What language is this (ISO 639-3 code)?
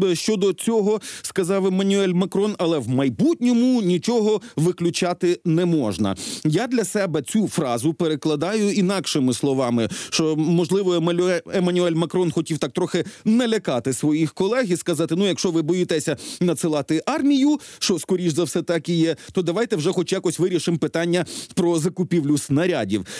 ukr